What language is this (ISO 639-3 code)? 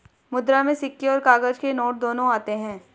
hin